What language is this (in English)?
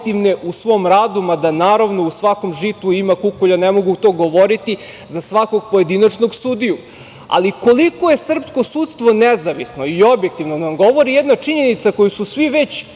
Serbian